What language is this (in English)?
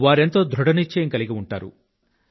Telugu